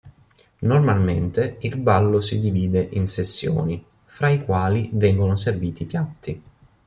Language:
Italian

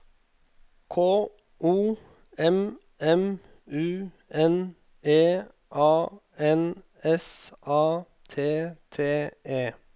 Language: Norwegian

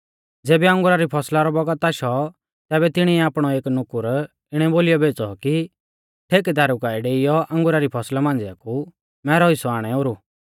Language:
Mahasu Pahari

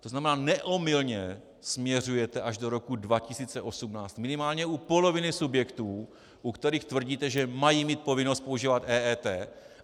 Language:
Czech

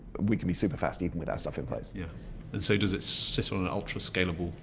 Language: English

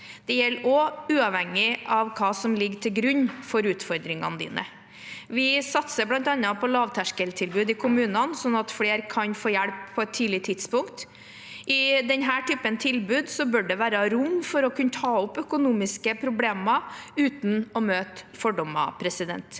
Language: Norwegian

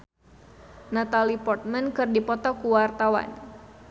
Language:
Sundanese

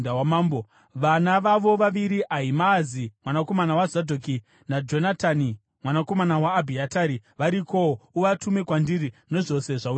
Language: Shona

